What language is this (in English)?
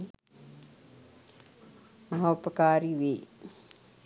Sinhala